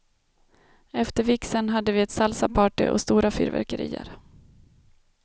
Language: Swedish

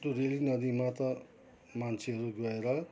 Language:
Nepali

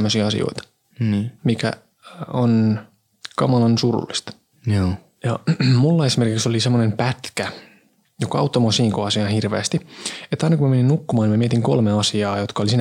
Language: Finnish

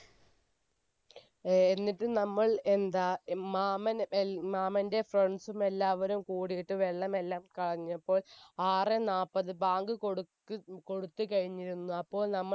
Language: Malayalam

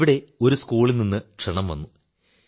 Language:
Malayalam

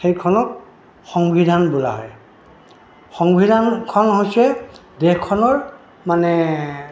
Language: Assamese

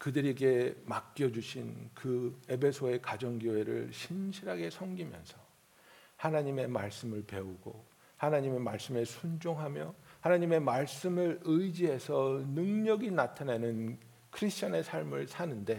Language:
Korean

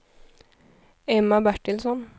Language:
Swedish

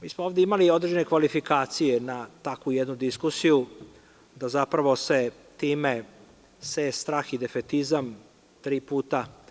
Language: Serbian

